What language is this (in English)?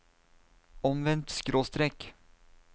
Norwegian